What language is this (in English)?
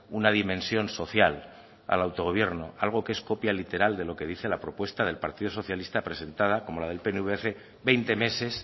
Spanish